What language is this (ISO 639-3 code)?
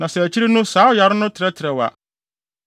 aka